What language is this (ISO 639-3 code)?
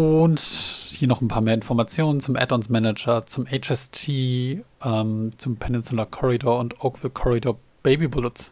deu